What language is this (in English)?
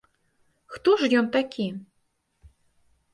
Belarusian